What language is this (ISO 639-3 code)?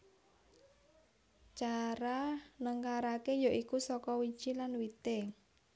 jav